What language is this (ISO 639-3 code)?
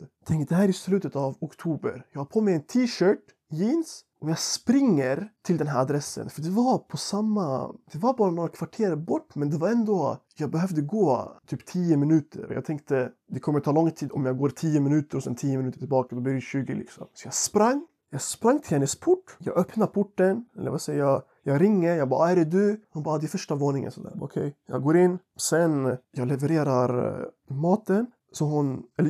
swe